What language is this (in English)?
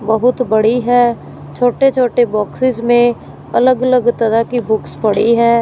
Hindi